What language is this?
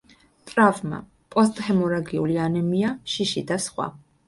Georgian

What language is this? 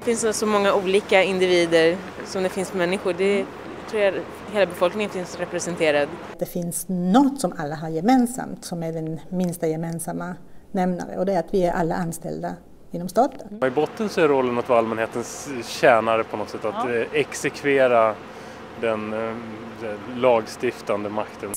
Swedish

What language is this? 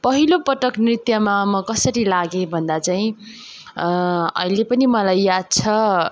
Nepali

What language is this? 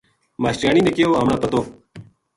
Gujari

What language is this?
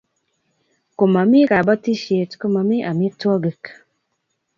Kalenjin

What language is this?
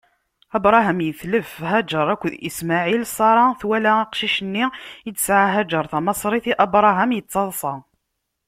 Kabyle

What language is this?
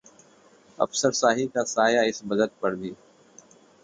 Hindi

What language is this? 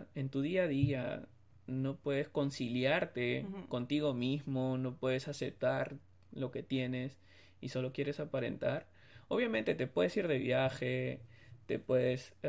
Spanish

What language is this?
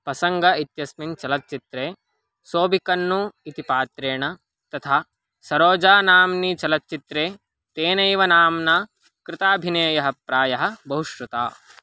Sanskrit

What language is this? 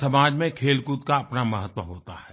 Hindi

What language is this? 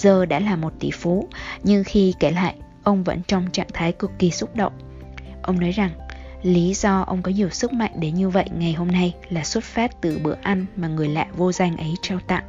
Vietnamese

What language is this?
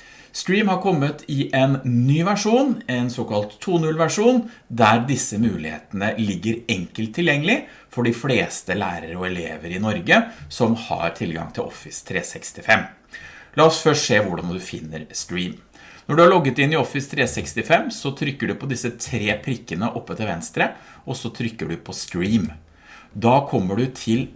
Norwegian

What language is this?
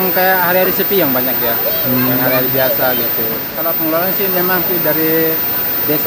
Indonesian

